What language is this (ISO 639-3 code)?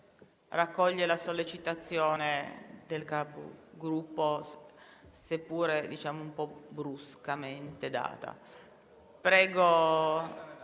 ita